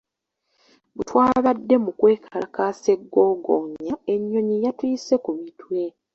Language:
Ganda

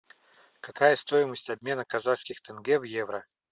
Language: Russian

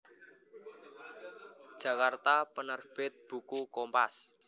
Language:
Javanese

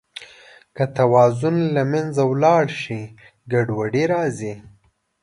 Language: Pashto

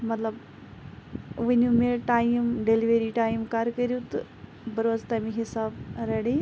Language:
Kashmiri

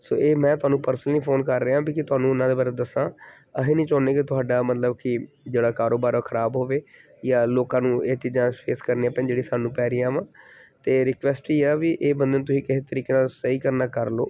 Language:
Punjabi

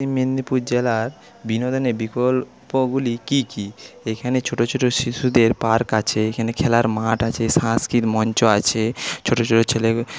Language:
Bangla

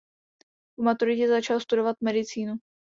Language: Czech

